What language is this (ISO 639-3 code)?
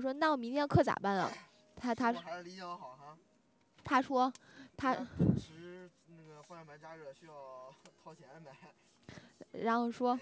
zho